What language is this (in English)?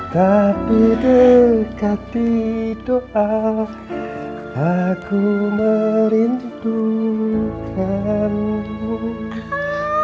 Indonesian